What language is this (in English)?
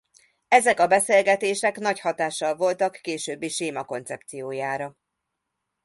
Hungarian